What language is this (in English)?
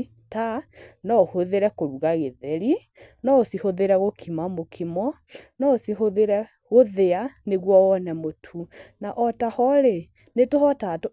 Kikuyu